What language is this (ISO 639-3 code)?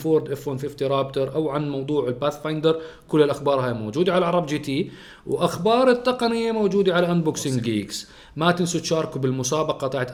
ara